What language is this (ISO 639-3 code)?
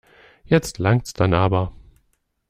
deu